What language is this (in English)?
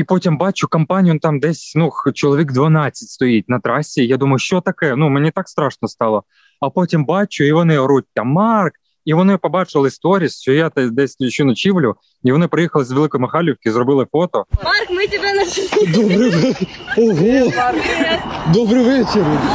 Ukrainian